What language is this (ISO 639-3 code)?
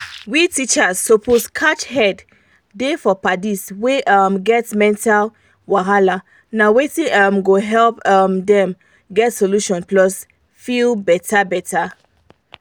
pcm